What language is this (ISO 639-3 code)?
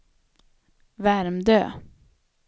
swe